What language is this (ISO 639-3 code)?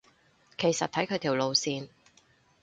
yue